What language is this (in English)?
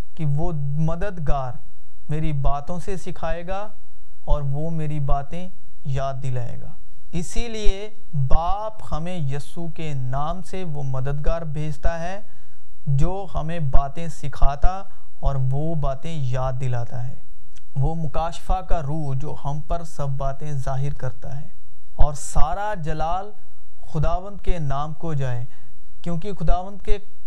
Urdu